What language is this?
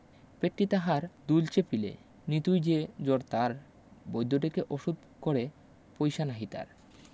Bangla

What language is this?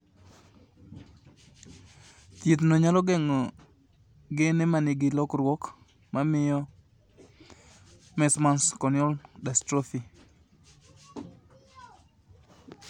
Luo (Kenya and Tanzania)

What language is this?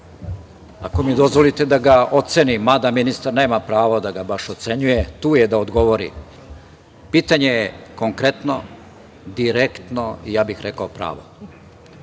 Serbian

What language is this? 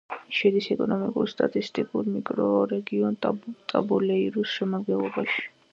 Georgian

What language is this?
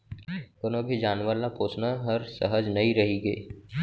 Chhattisgarhi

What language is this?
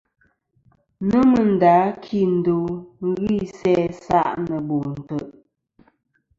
Kom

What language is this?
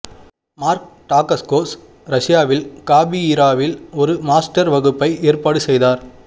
Tamil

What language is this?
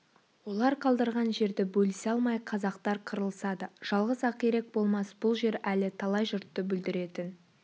Kazakh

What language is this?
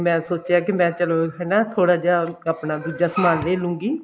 Punjabi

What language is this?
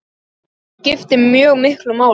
Icelandic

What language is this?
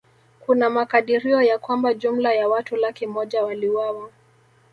Swahili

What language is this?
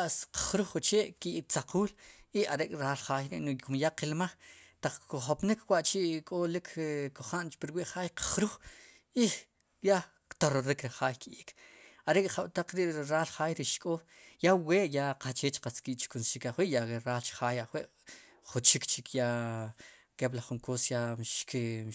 Sipacapense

